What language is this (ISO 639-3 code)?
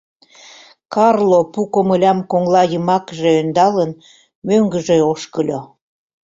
chm